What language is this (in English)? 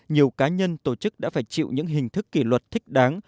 Vietnamese